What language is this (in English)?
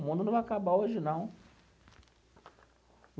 Portuguese